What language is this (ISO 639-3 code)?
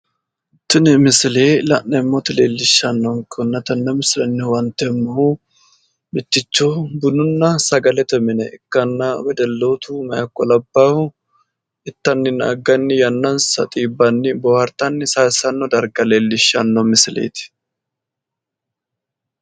sid